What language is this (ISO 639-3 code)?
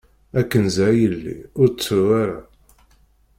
kab